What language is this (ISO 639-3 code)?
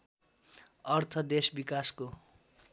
nep